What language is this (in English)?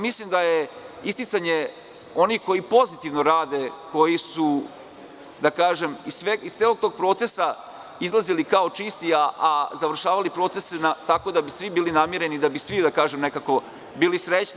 Serbian